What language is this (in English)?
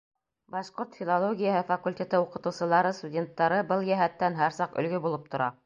Bashkir